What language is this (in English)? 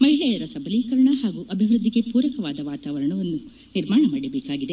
Kannada